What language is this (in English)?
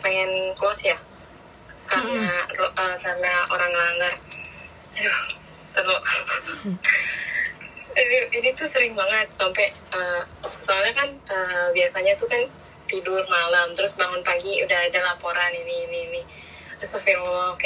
Indonesian